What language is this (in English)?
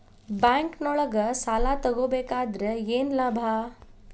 Kannada